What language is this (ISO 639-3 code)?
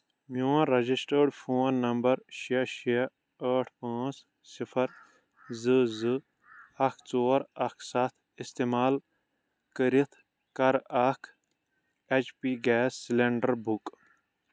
kas